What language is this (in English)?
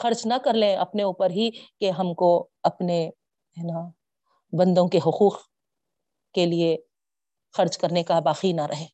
Urdu